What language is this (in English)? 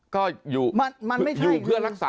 Thai